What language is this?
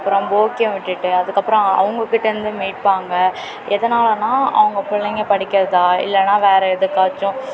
Tamil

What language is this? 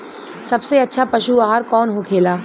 Bhojpuri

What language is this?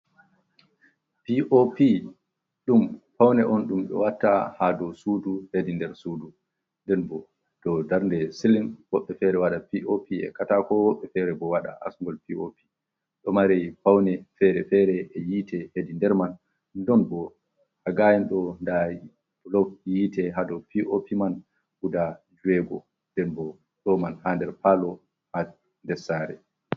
Fula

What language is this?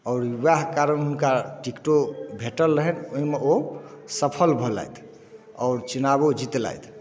Maithili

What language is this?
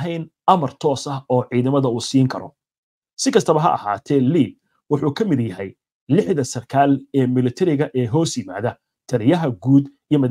Arabic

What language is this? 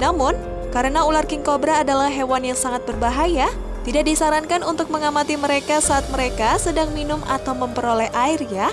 Indonesian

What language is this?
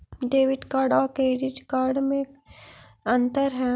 Magahi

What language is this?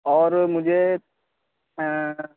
Urdu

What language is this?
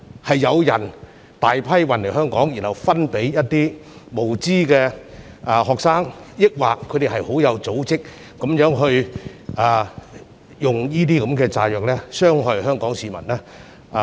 Cantonese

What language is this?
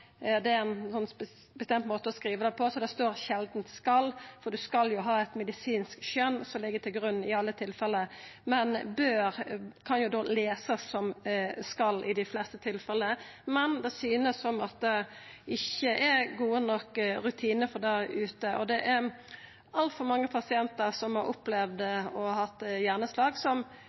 Norwegian Nynorsk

